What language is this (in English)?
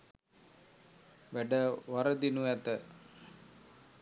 Sinhala